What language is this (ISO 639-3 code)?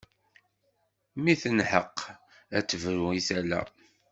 kab